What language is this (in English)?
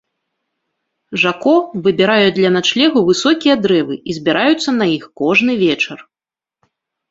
Belarusian